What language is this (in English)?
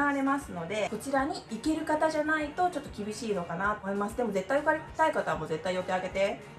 Japanese